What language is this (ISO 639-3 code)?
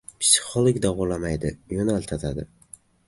uzb